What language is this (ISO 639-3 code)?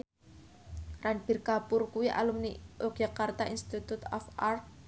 jav